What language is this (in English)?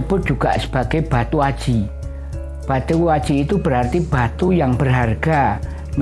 Indonesian